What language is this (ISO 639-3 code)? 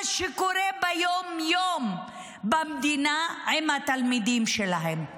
heb